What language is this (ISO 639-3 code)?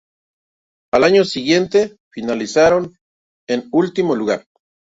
spa